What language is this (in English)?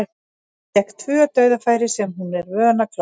Icelandic